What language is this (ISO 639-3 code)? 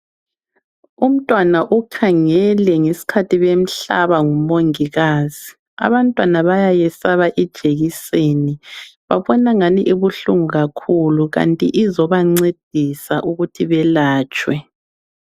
nde